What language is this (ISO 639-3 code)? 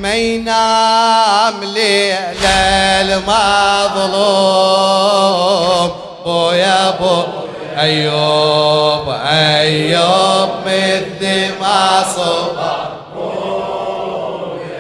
ara